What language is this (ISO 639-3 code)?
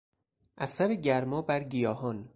fas